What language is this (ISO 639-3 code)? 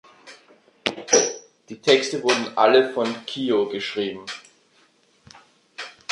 deu